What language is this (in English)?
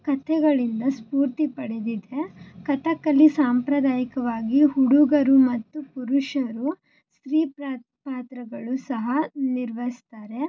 Kannada